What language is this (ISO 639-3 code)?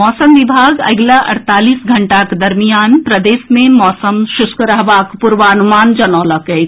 mai